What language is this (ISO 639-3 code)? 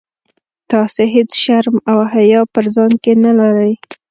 pus